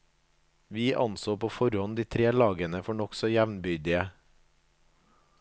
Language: Norwegian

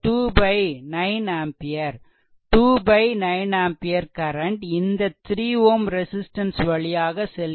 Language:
Tamil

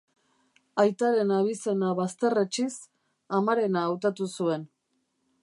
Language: Basque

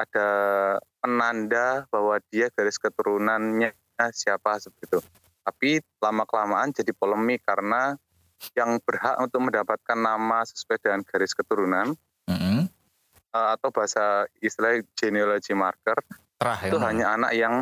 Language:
Indonesian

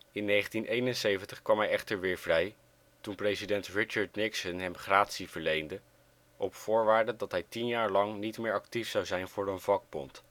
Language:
Dutch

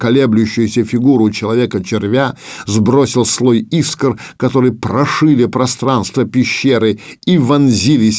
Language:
Russian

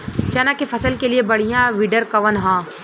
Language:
Bhojpuri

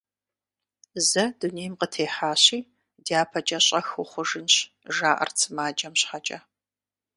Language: Kabardian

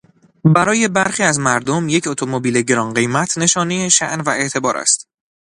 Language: Persian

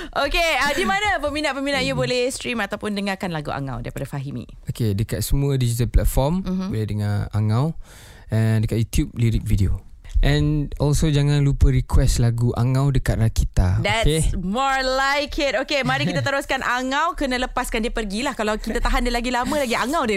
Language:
Malay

